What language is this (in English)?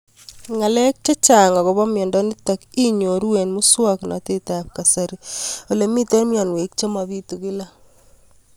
Kalenjin